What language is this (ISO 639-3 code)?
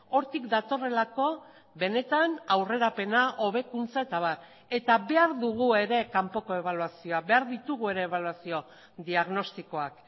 eus